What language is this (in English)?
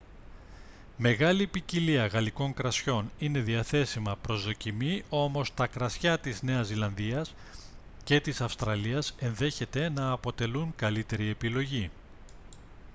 Greek